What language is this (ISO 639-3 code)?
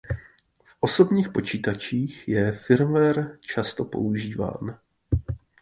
ces